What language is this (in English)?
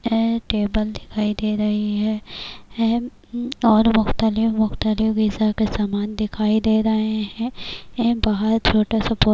Urdu